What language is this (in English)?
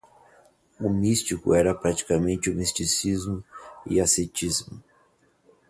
Portuguese